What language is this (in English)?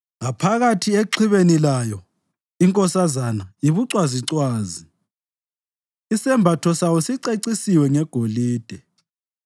North Ndebele